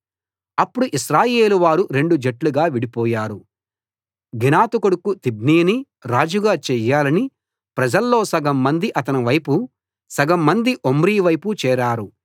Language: Telugu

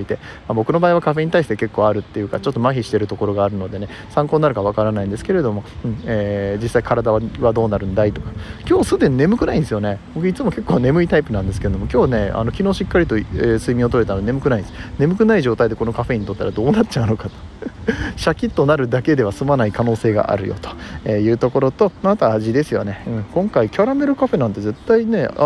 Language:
Japanese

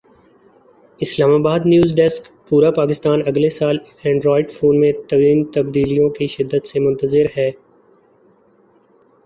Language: Urdu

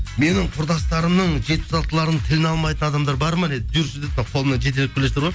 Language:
Kazakh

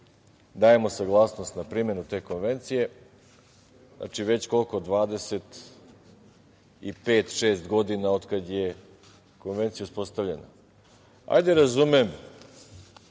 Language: Serbian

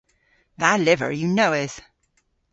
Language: Cornish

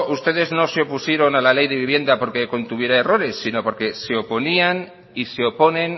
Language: Spanish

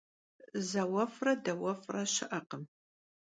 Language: Kabardian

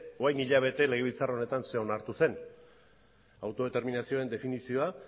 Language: Basque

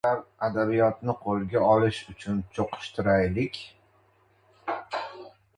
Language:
Uzbek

